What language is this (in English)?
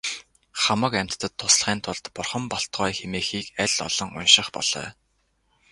Mongolian